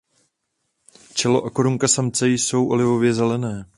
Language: Czech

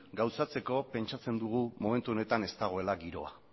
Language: Basque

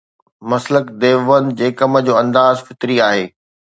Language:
Sindhi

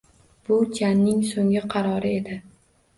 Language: Uzbek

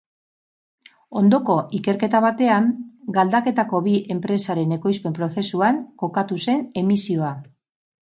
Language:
Basque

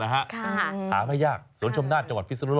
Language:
Thai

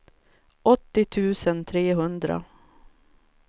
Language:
Swedish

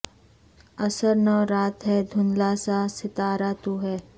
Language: Urdu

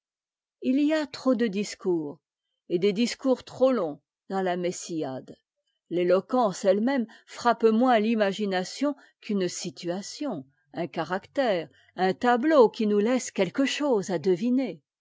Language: French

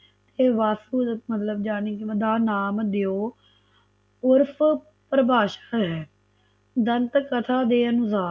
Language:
Punjabi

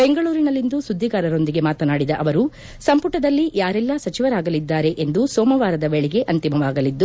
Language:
Kannada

